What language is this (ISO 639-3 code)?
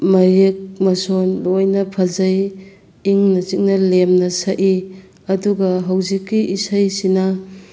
mni